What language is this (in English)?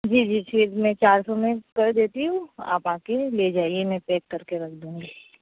Urdu